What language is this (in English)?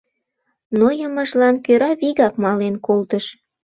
Mari